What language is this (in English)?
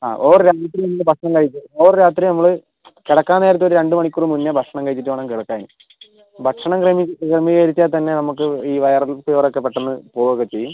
Malayalam